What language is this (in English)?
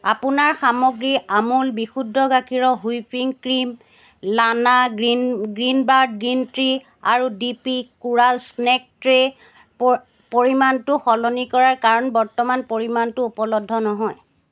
Assamese